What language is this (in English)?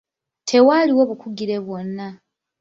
Ganda